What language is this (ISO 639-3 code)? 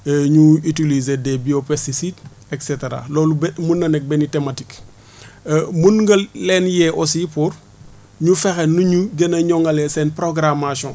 wol